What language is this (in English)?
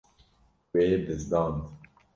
Kurdish